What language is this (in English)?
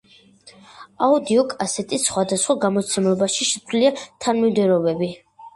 Georgian